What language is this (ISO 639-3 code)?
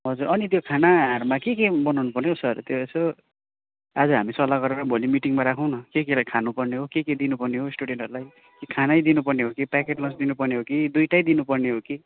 nep